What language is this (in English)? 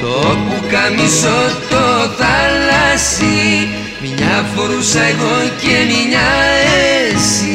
Greek